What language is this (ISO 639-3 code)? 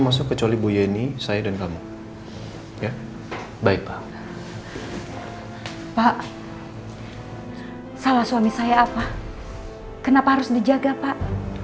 ind